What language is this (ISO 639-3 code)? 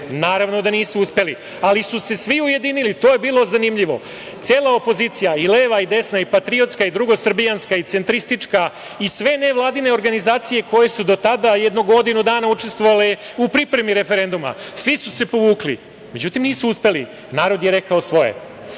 srp